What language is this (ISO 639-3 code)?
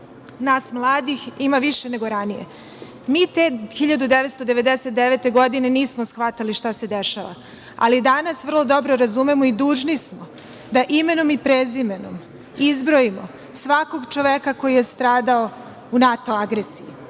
srp